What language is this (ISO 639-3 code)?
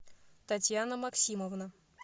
rus